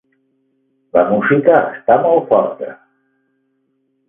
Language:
Catalan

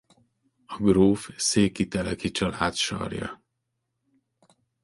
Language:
Hungarian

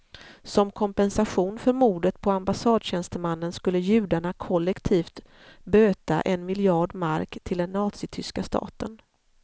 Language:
Swedish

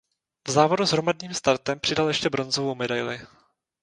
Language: Czech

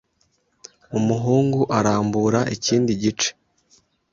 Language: Kinyarwanda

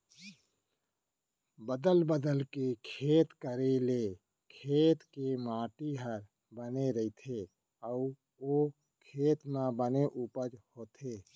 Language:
Chhattisgarhi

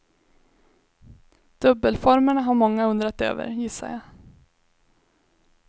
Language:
Swedish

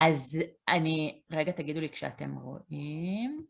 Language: Hebrew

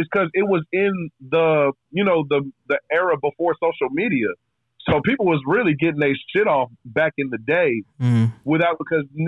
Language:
English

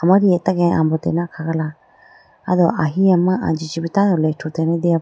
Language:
Idu-Mishmi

